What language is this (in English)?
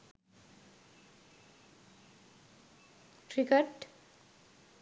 Sinhala